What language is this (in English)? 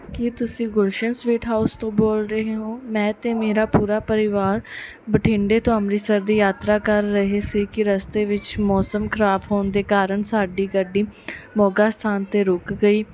Punjabi